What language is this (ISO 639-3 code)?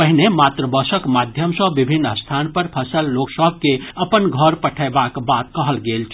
mai